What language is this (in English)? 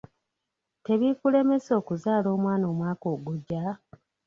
Ganda